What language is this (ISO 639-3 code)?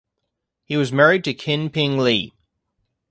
eng